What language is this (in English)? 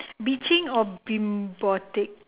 English